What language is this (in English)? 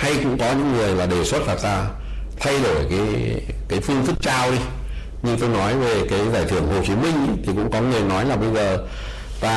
Vietnamese